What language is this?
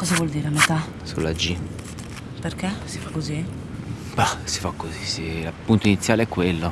Italian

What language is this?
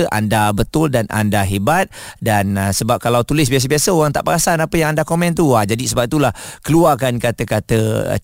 Malay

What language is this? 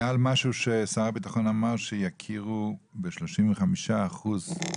Hebrew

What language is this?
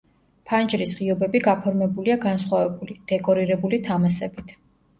Georgian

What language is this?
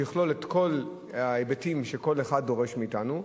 Hebrew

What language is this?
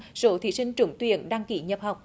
Vietnamese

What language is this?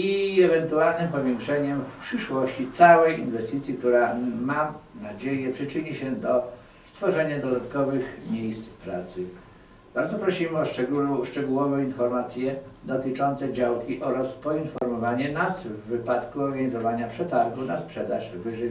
Polish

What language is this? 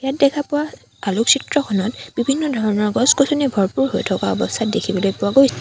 Assamese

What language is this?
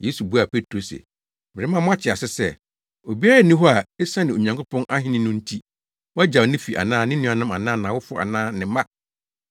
Akan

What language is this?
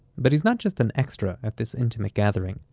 English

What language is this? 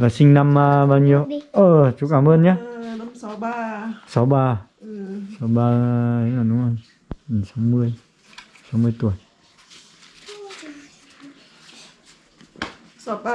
Vietnamese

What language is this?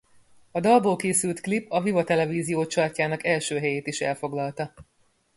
Hungarian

